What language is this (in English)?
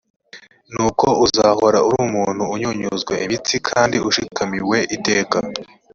Kinyarwanda